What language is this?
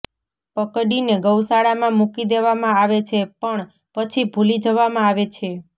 Gujarati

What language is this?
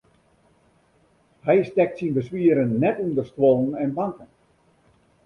Western Frisian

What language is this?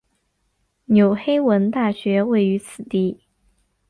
Chinese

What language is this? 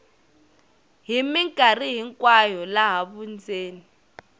Tsonga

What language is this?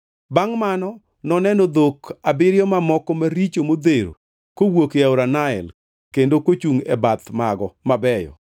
Luo (Kenya and Tanzania)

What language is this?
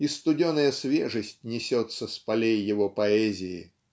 Russian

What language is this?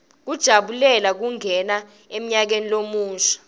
Swati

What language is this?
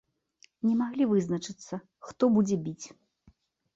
Belarusian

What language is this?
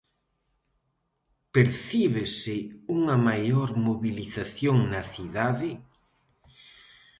Galician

